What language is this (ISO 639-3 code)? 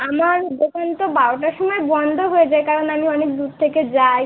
ben